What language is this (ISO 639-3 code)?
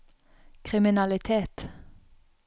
nor